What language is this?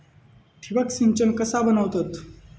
Marathi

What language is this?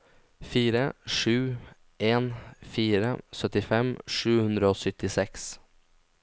Norwegian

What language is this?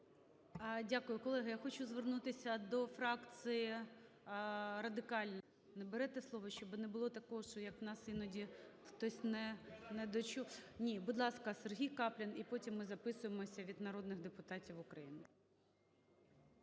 Ukrainian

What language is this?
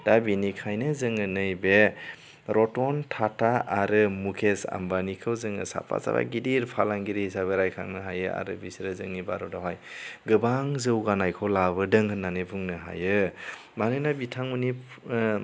Bodo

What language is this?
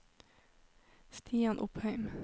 Norwegian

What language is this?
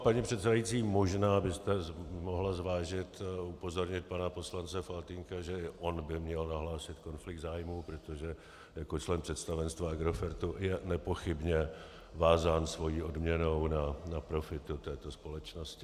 Czech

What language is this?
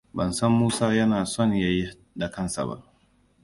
Hausa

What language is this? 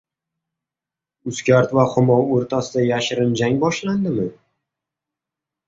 Uzbek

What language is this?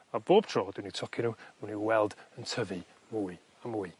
Welsh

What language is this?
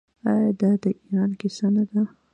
Pashto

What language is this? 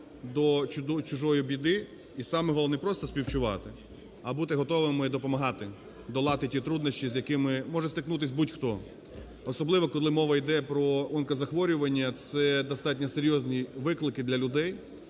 Ukrainian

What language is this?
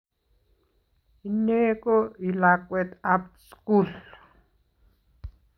Kalenjin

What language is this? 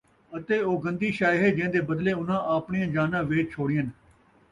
Saraiki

